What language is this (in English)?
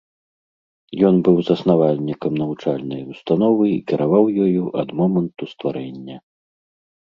Belarusian